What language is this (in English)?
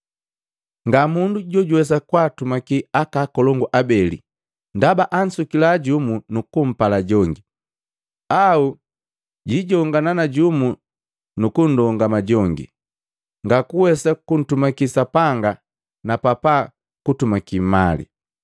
Matengo